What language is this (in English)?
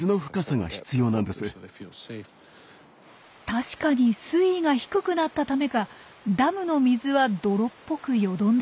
Japanese